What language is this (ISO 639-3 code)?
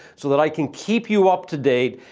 eng